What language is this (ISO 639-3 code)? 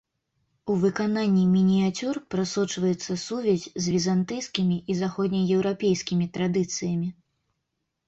bel